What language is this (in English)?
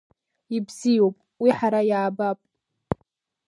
Abkhazian